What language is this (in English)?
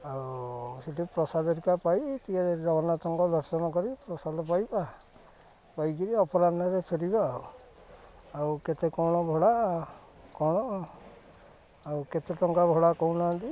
Odia